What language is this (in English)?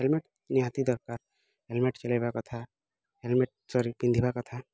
Odia